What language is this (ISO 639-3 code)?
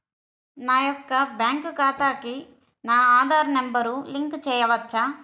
tel